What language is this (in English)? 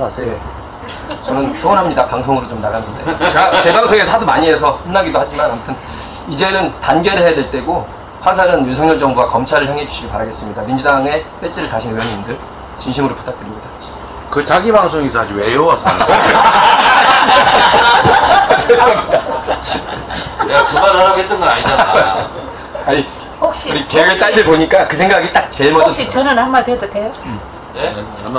Korean